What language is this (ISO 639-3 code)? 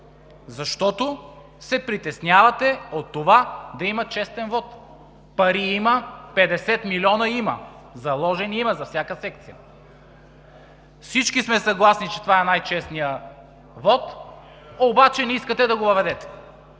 bul